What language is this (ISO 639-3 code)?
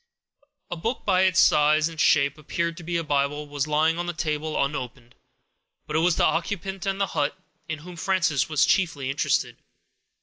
eng